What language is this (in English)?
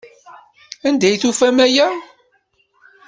Kabyle